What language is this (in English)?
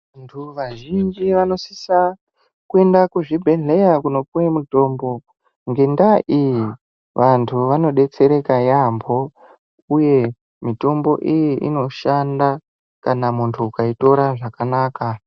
Ndau